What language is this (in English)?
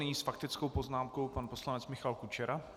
Czech